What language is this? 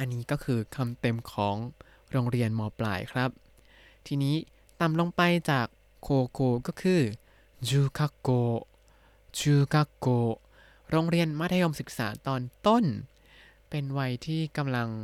Thai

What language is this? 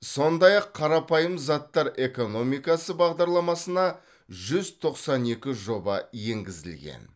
Kazakh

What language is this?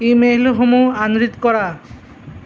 Assamese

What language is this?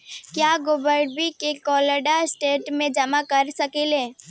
Bhojpuri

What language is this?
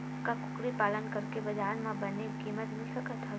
Chhattisgarhi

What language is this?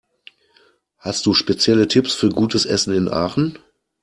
German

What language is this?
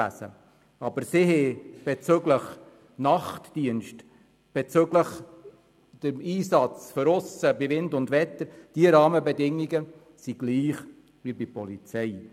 Swiss German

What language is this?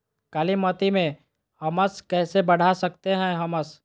Magahi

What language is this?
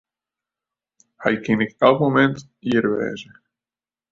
Western Frisian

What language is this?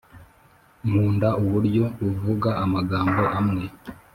Kinyarwanda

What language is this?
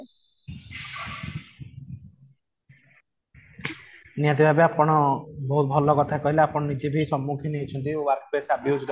Odia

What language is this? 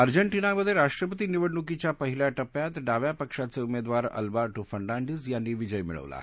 Marathi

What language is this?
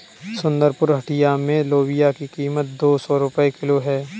Hindi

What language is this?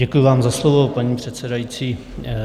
Czech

